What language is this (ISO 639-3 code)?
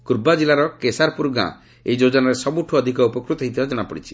ori